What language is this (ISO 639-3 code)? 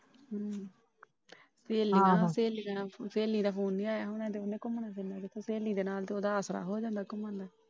pan